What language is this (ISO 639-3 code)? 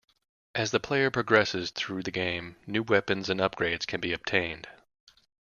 eng